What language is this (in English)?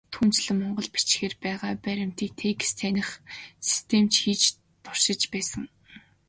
Mongolian